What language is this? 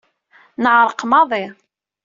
Kabyle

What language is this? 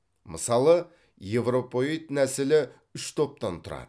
Kazakh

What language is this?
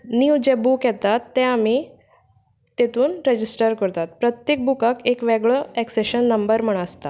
Konkani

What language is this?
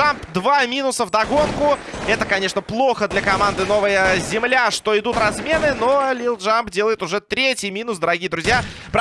Russian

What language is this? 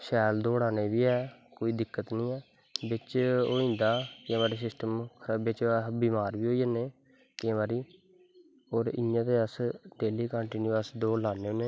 Dogri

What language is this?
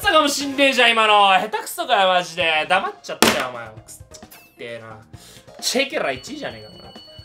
Japanese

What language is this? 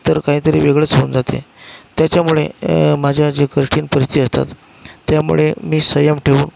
Marathi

